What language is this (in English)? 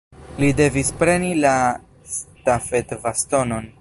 Esperanto